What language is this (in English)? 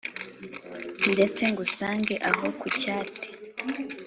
Kinyarwanda